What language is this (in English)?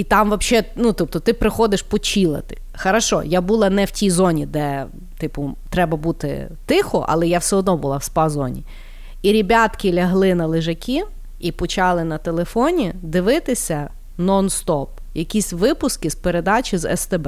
Ukrainian